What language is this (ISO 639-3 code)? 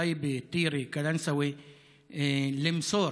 heb